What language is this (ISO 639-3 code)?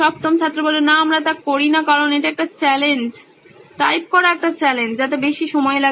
ben